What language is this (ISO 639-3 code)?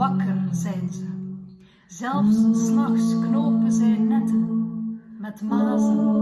nld